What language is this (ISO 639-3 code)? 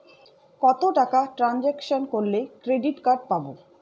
ben